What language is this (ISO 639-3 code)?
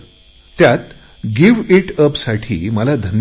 mar